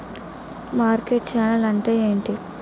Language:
Telugu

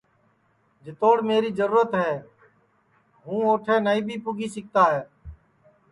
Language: Sansi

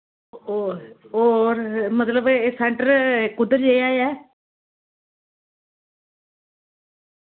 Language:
Dogri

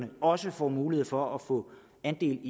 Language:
Danish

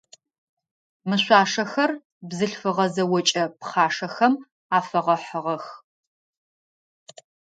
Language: Adyghe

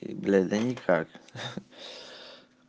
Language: Russian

